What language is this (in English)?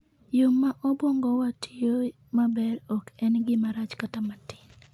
Luo (Kenya and Tanzania)